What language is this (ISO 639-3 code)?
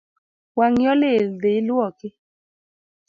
luo